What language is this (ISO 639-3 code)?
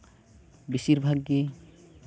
sat